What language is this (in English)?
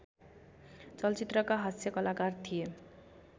Nepali